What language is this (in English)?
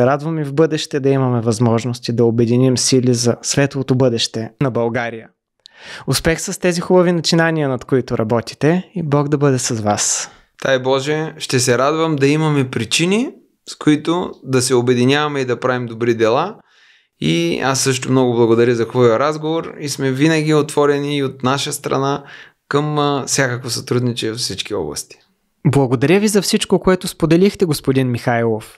Bulgarian